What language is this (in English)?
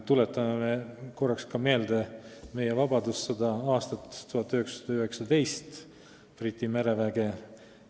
Estonian